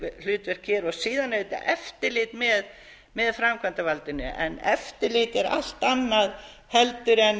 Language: Icelandic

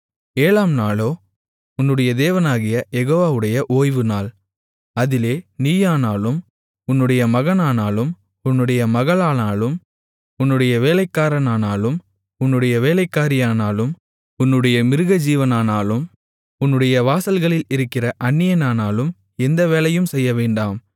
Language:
Tamil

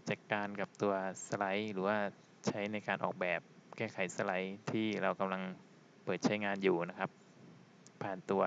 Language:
Thai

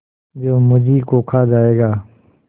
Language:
Hindi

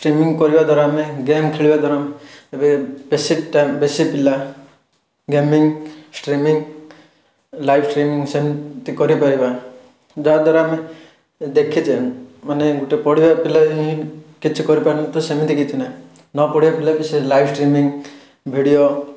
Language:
Odia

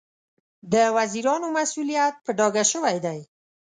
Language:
Pashto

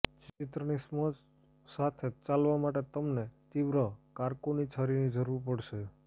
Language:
Gujarati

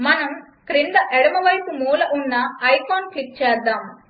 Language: Telugu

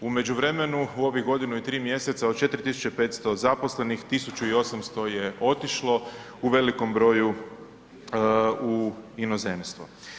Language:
Croatian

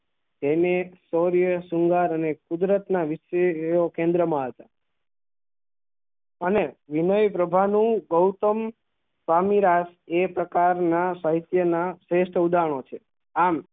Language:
Gujarati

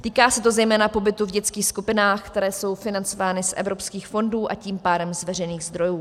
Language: Czech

